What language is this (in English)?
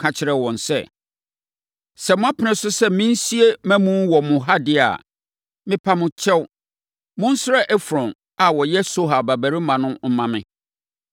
Akan